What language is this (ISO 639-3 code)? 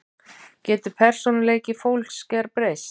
isl